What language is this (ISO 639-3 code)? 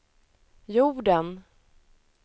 swe